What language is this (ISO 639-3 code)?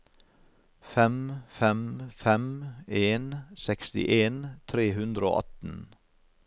nor